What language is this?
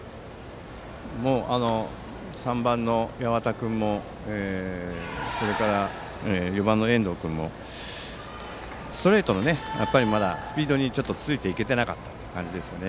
Japanese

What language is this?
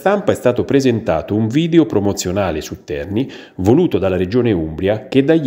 Italian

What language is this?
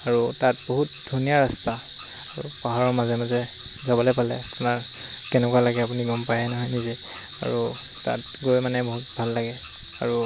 Assamese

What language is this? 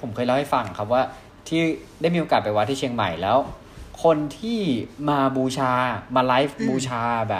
Thai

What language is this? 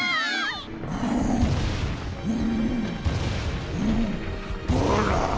Japanese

